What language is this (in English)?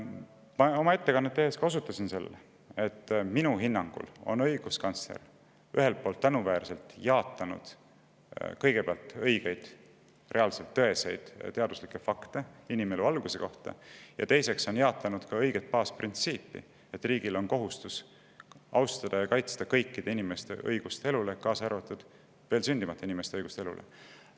Estonian